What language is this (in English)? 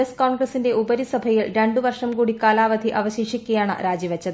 Malayalam